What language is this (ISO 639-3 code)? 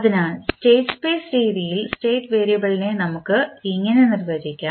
mal